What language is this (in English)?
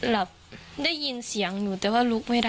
Thai